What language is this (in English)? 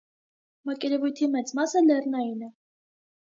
Armenian